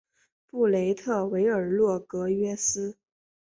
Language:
Chinese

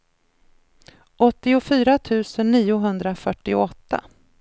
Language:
Swedish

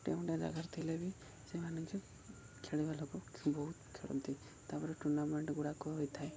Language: Odia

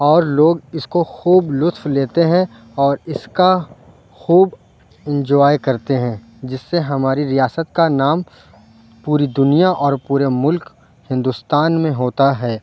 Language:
Urdu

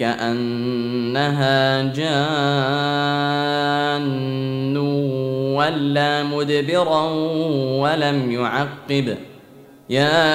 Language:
Arabic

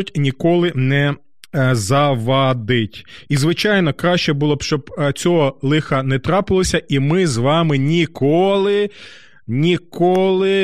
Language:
Ukrainian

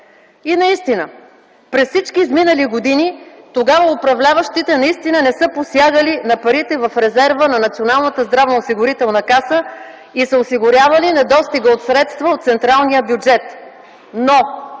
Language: Bulgarian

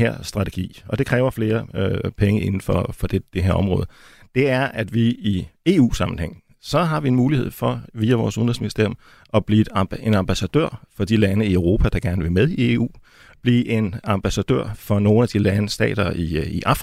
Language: Danish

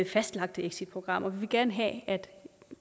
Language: Danish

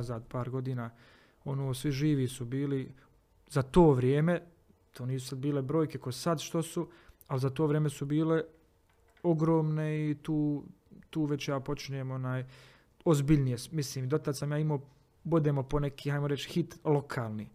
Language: Croatian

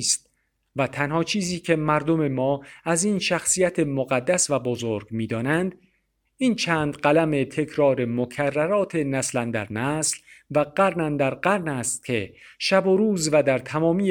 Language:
Persian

